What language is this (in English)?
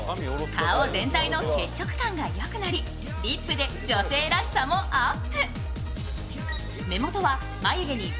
Japanese